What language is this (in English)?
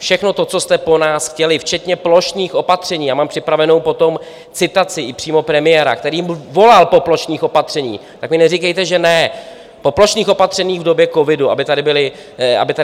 Czech